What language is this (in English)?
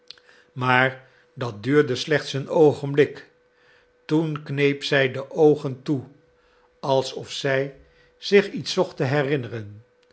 Dutch